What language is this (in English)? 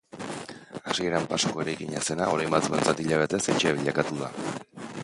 Basque